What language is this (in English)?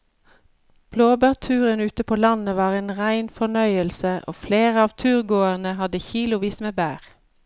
Norwegian